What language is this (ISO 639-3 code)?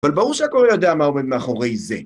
heb